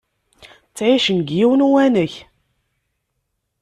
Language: Kabyle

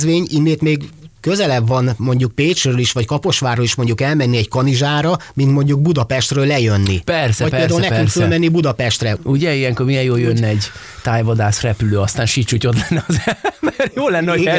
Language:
Hungarian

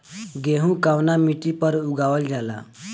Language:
Bhojpuri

